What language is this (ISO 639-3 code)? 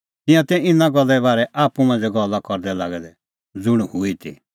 kfx